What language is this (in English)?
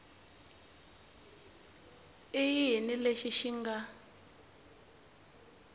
Tsonga